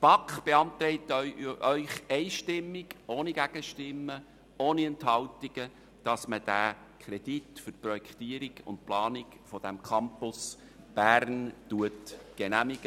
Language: Swiss German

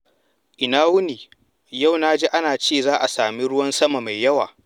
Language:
Hausa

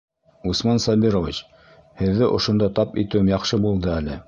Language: Bashkir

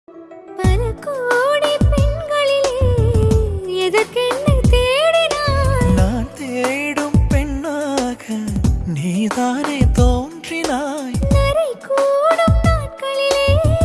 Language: Hindi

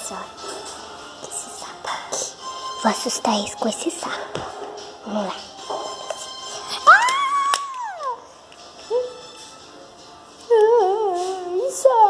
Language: Portuguese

